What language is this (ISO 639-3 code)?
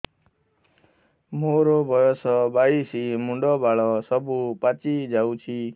ori